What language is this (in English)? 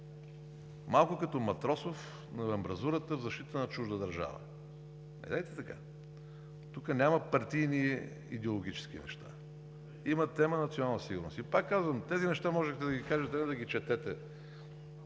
Bulgarian